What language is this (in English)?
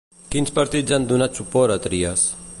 Catalan